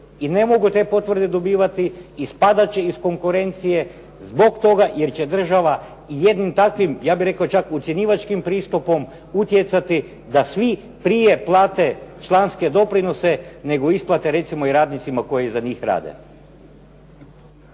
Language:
Croatian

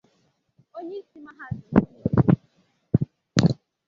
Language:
Igbo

